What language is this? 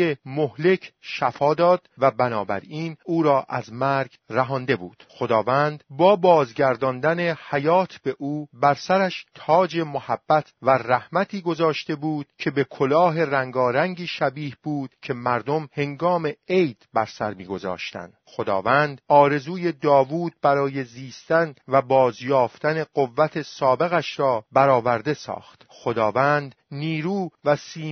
Persian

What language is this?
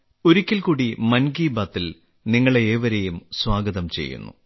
Malayalam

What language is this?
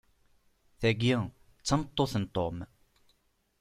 Kabyle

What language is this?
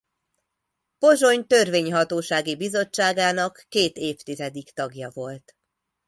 Hungarian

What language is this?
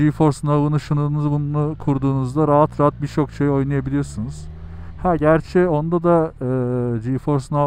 Turkish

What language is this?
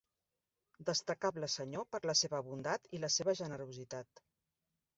Catalan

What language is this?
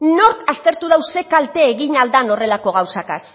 Basque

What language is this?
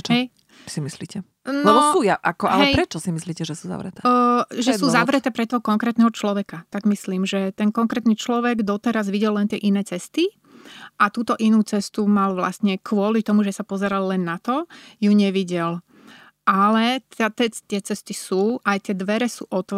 Slovak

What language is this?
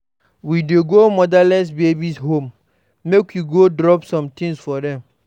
Nigerian Pidgin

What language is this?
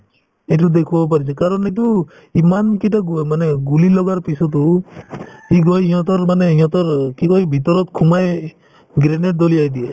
Assamese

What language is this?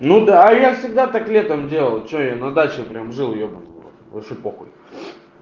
Russian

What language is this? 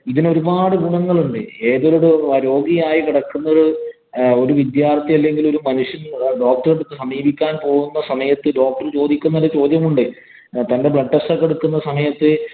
Malayalam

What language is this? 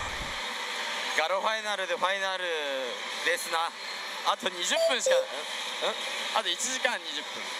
Japanese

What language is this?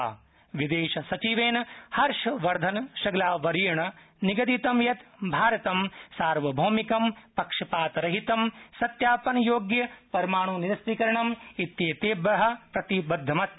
Sanskrit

